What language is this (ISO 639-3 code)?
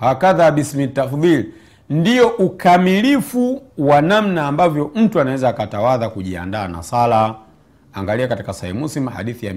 swa